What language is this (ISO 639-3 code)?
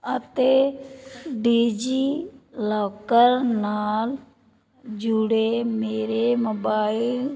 pan